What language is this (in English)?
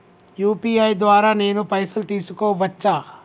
Telugu